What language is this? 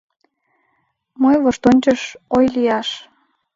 Mari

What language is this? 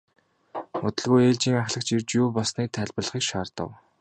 Mongolian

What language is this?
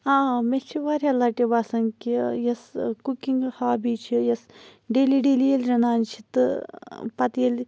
Kashmiri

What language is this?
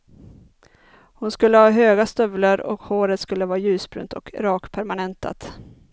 Swedish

